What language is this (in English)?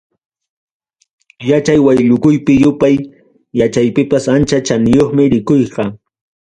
Ayacucho Quechua